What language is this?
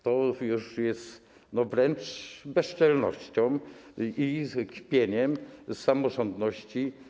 Polish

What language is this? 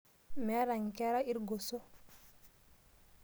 Masai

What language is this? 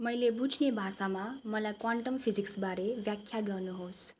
Nepali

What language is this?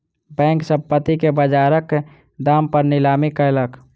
Maithili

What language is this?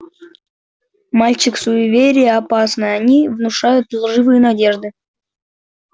Russian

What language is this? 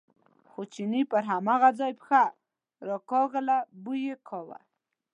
Pashto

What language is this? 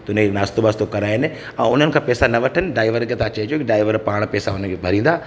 Sindhi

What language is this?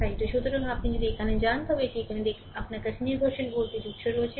Bangla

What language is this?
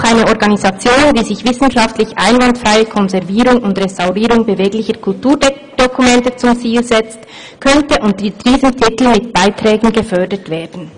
Swiss German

